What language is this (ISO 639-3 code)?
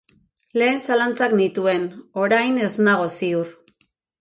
eus